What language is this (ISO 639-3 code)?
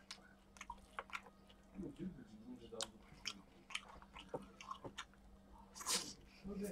jpn